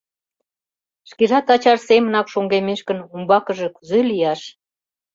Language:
Mari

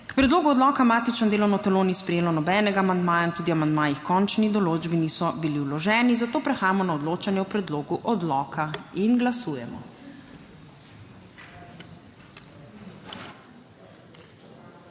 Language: Slovenian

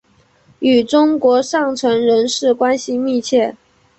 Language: Chinese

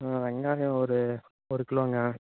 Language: Tamil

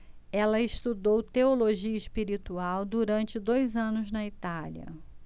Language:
Portuguese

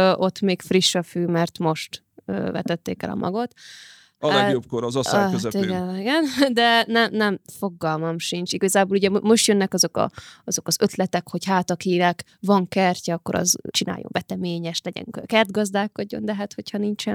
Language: Hungarian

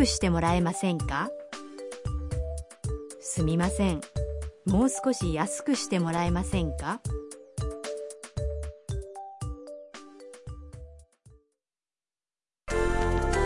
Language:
Urdu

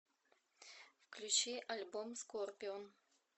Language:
Russian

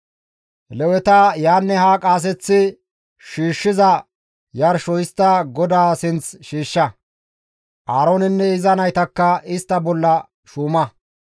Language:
Gamo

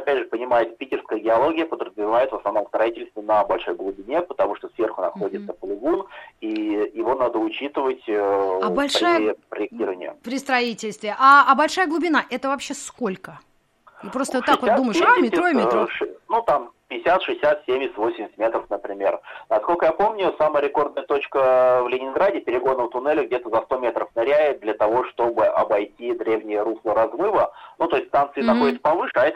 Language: Russian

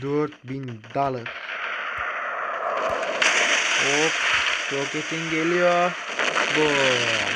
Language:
Turkish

